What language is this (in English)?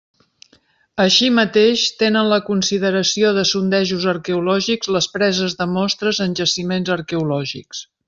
Catalan